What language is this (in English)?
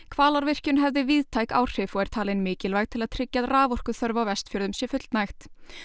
Icelandic